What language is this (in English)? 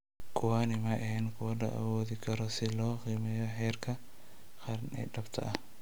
Somali